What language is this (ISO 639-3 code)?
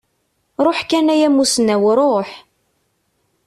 kab